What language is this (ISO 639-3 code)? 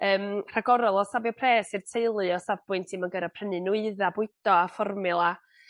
cym